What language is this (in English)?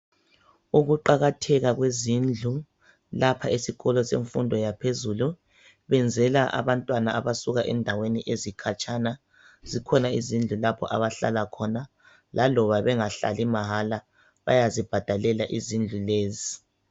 North Ndebele